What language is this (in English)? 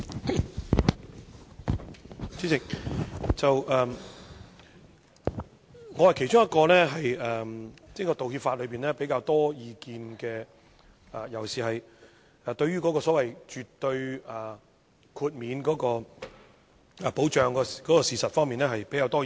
Cantonese